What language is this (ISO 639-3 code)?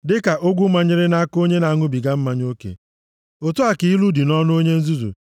ibo